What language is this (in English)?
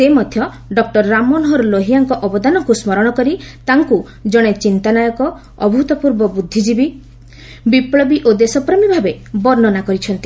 Odia